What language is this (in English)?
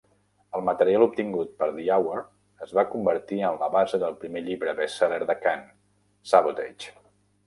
Catalan